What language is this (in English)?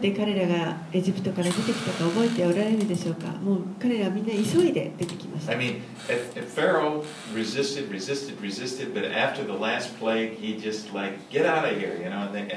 Japanese